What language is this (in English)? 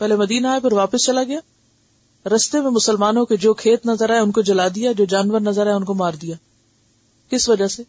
Urdu